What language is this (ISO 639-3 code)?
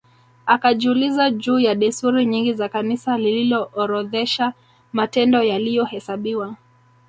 swa